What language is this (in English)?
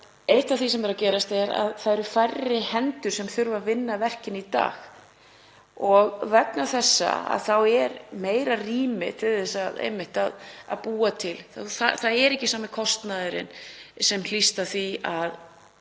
Icelandic